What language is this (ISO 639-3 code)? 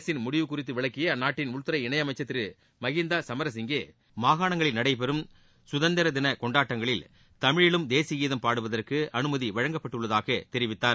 tam